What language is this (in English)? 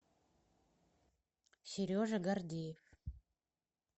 Russian